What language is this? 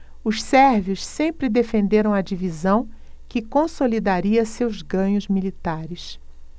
Portuguese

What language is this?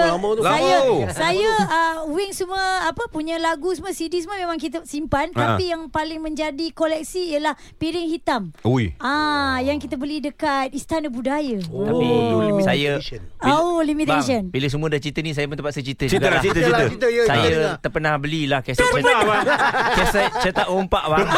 Malay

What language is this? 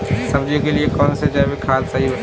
Hindi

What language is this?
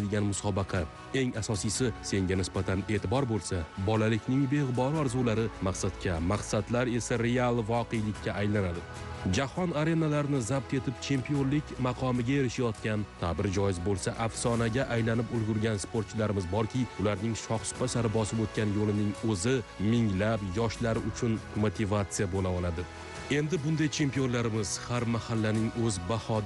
Turkish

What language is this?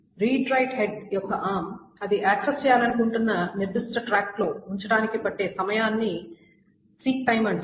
Telugu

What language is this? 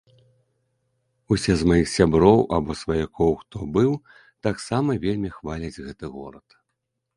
Belarusian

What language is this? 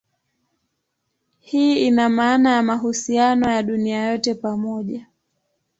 Swahili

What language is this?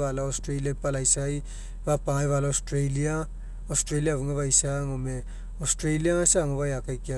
Mekeo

